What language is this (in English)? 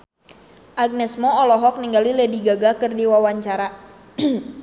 Sundanese